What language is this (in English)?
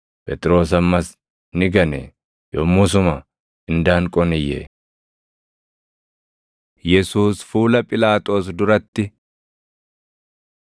Oromo